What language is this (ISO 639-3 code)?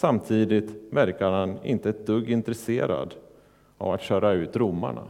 swe